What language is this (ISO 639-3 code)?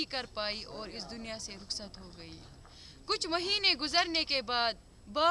eng